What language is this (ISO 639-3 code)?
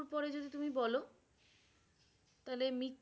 ben